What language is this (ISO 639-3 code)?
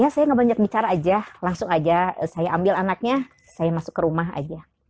ind